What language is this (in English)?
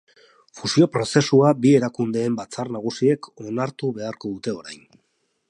Basque